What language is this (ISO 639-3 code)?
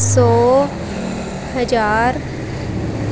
pan